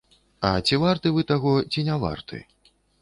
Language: Belarusian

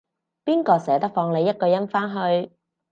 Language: Cantonese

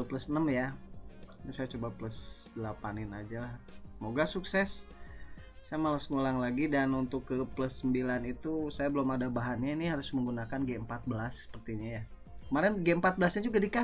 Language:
Indonesian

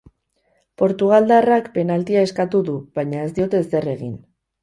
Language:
Basque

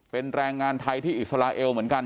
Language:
Thai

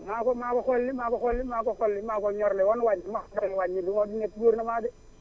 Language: Wolof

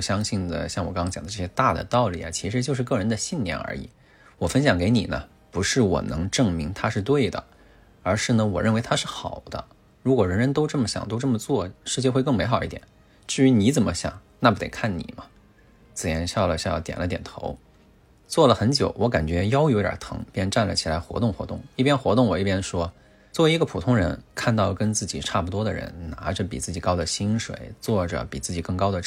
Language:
Chinese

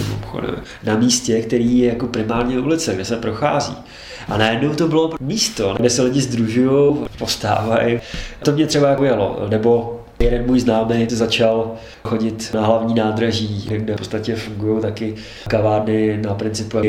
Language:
Czech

